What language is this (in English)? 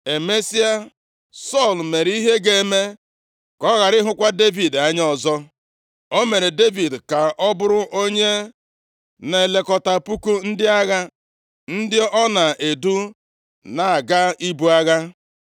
Igbo